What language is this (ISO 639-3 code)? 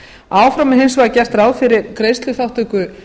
isl